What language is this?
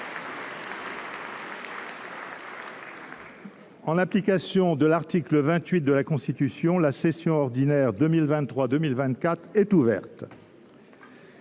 French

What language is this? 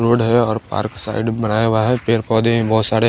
Hindi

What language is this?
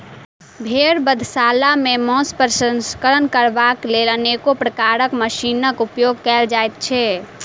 Maithili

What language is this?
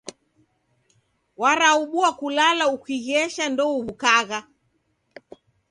Taita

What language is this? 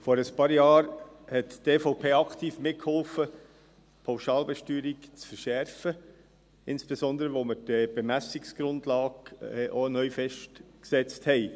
Swiss German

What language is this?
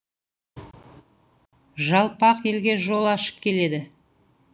Kazakh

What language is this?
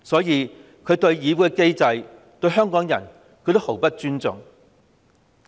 Cantonese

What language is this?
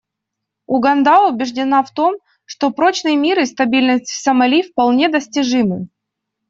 Russian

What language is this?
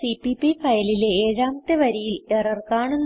Malayalam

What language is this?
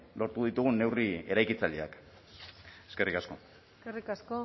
Basque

